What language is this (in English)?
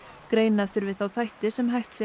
Icelandic